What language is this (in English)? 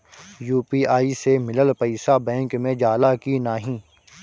Bhojpuri